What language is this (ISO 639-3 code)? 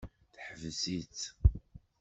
kab